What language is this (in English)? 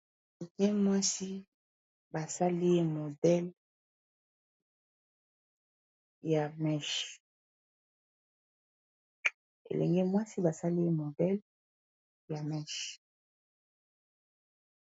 Lingala